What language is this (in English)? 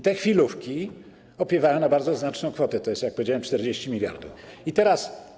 Polish